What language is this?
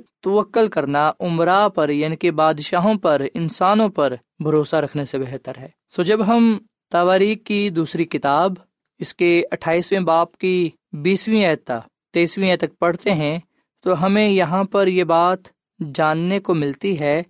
Urdu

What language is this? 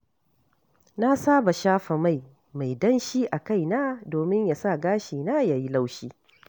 Hausa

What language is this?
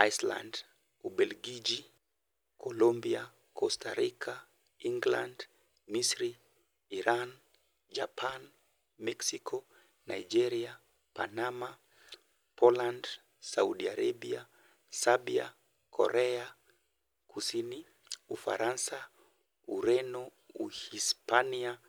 Luo (Kenya and Tanzania)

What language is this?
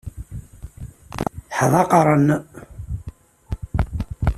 Kabyle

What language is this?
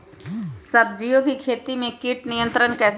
Magahi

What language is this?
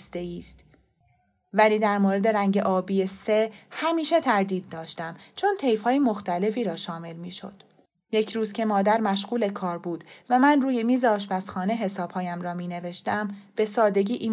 Persian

